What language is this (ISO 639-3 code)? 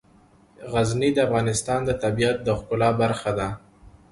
pus